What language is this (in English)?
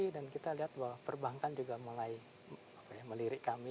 Indonesian